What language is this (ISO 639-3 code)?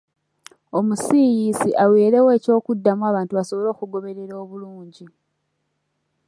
lug